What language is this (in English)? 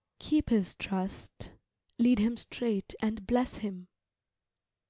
English